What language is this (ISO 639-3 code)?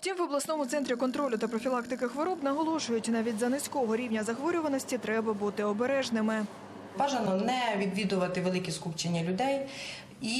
ukr